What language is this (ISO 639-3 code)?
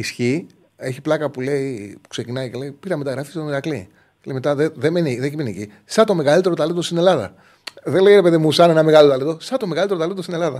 ell